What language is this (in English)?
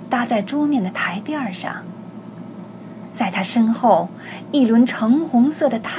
Chinese